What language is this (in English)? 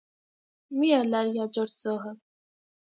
Armenian